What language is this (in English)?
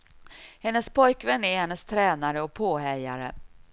Swedish